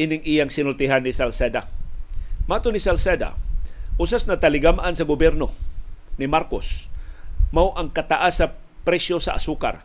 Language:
Filipino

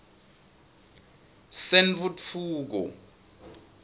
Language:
Swati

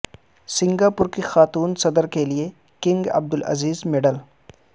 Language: Urdu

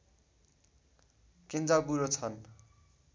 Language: Nepali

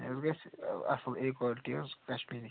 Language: Kashmiri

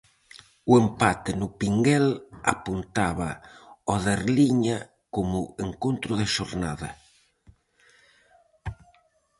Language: Galician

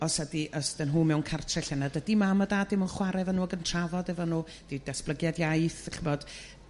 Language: Welsh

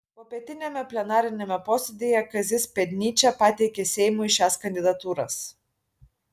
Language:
Lithuanian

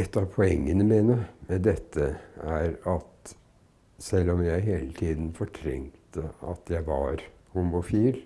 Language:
Norwegian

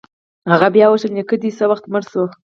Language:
Pashto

